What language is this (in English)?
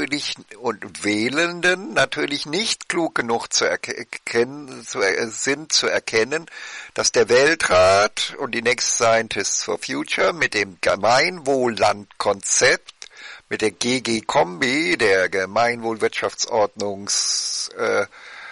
German